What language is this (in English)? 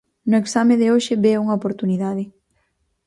Galician